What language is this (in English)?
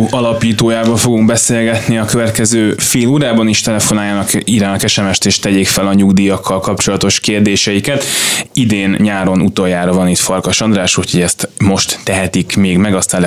Hungarian